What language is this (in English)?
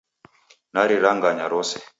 Taita